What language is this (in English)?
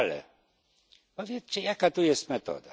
Polish